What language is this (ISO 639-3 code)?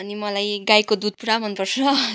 nep